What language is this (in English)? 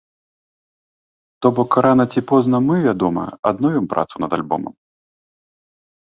Belarusian